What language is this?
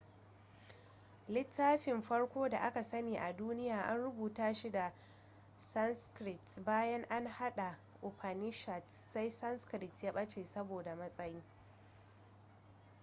Hausa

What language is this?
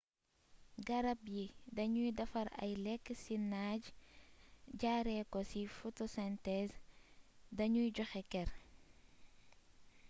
Wolof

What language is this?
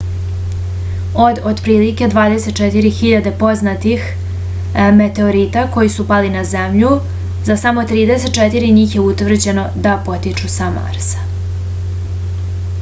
Serbian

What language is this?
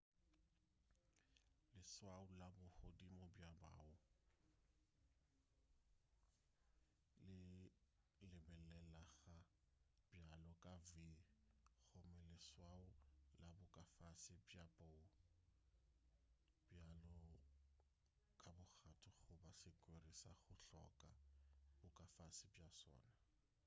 Northern Sotho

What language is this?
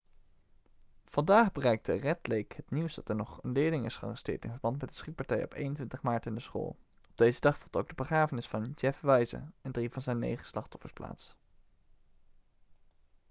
Dutch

